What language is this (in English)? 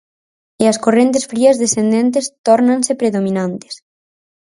Galician